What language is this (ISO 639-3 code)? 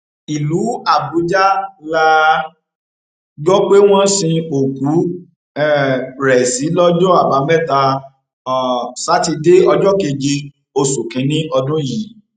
yor